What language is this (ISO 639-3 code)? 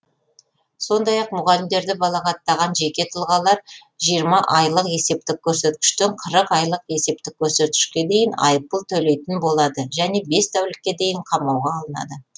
kaz